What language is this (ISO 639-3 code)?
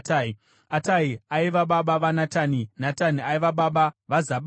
sna